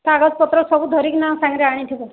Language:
Odia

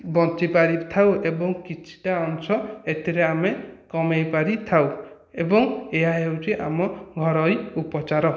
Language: Odia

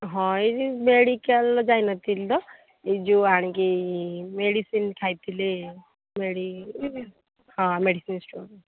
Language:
Odia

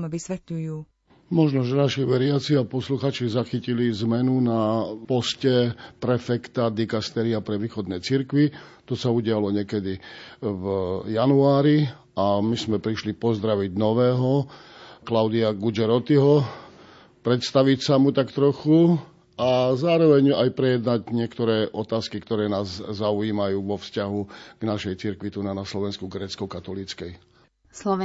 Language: Slovak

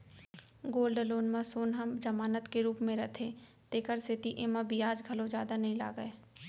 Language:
Chhattisgarhi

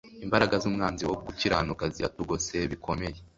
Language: Kinyarwanda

